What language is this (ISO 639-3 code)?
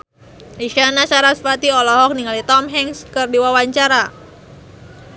sun